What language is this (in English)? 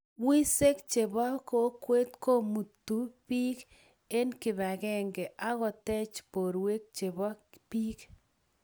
Kalenjin